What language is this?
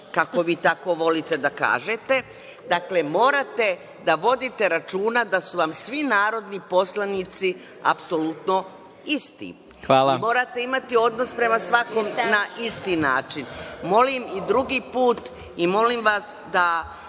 Serbian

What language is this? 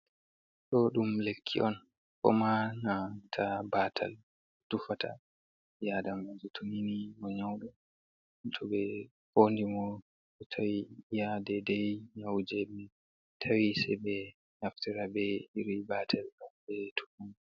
Fula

